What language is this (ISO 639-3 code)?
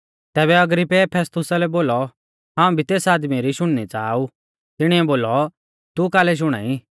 bfz